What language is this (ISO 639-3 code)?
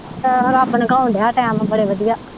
pan